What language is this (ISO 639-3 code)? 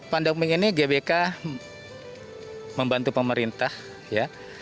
ind